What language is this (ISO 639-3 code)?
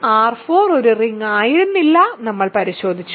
mal